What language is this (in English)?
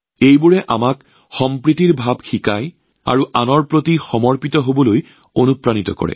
Assamese